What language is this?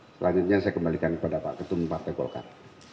Indonesian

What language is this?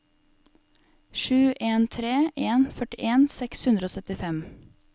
Norwegian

